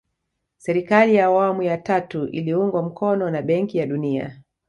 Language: Swahili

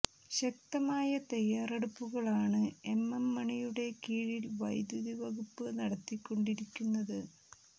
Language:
Malayalam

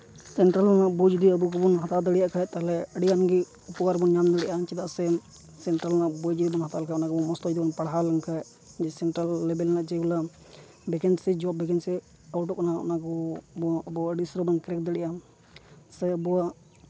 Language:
Santali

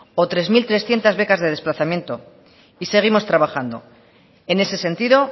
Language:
Spanish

